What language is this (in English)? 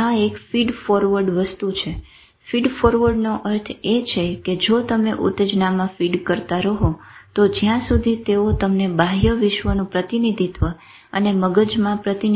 Gujarati